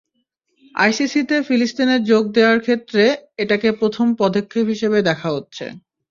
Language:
Bangla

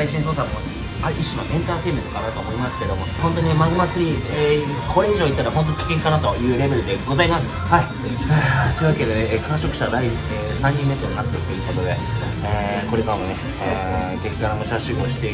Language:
Japanese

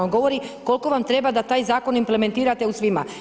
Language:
Croatian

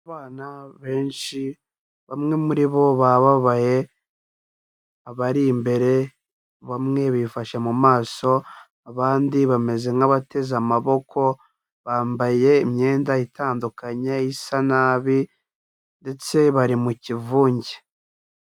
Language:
Kinyarwanda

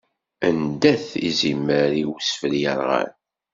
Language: Kabyle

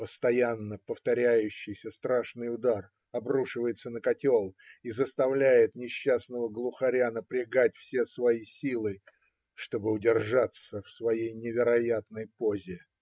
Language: Russian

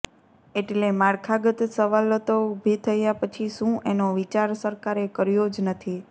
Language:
Gujarati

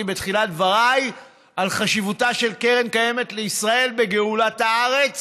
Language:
Hebrew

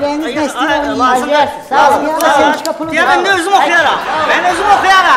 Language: Turkish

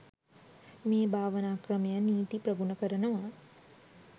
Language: Sinhala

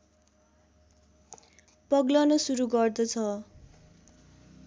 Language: Nepali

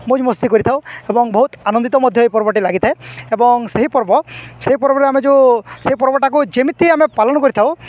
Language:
Odia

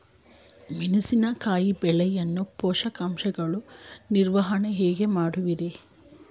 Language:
Kannada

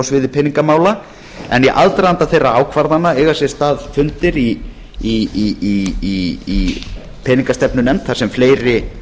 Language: Icelandic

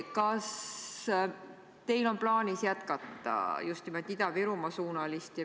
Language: Estonian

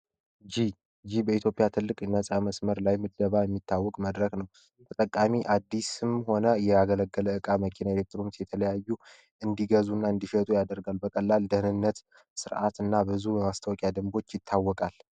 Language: Amharic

